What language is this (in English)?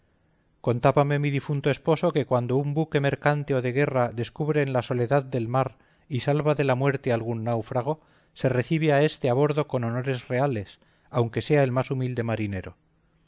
Spanish